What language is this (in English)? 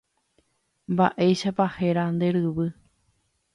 Guarani